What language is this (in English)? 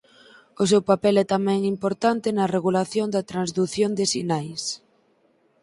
Galician